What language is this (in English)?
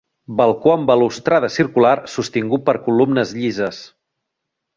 Catalan